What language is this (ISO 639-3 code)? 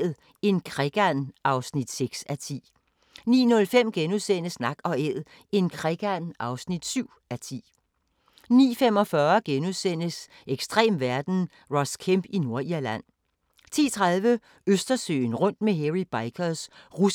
dan